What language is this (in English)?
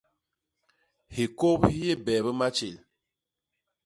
Basaa